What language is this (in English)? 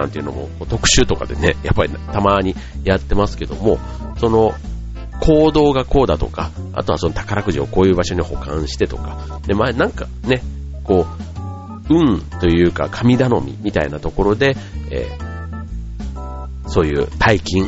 Japanese